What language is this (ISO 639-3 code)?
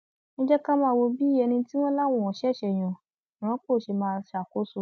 yor